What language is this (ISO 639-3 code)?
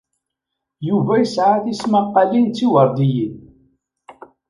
kab